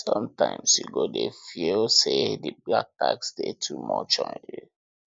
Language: Nigerian Pidgin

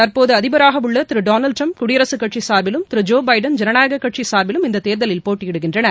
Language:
Tamil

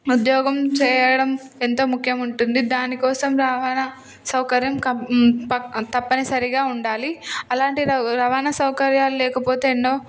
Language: Telugu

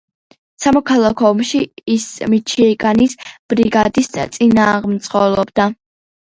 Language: Georgian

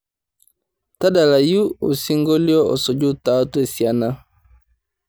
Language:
Masai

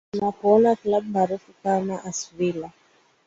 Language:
Swahili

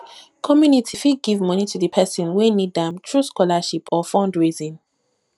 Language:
Nigerian Pidgin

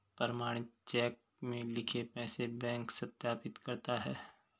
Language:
Hindi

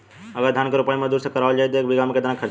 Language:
Bhojpuri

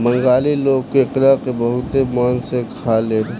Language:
Bhojpuri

